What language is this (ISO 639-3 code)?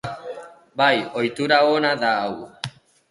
eus